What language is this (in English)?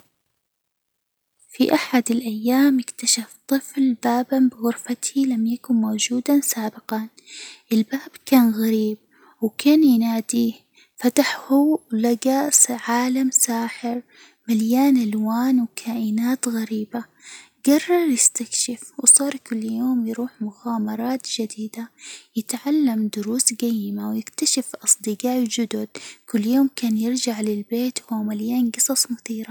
Hijazi Arabic